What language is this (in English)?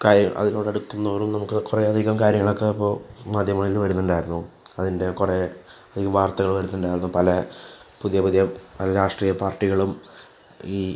Malayalam